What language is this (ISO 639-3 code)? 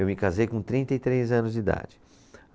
por